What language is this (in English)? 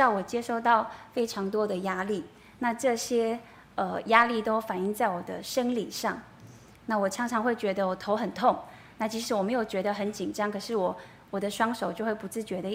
Chinese